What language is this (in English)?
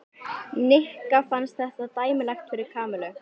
Icelandic